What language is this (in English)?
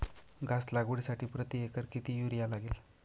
Marathi